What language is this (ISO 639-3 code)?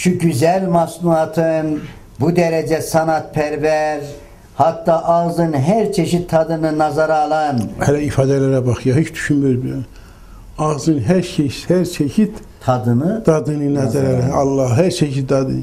tur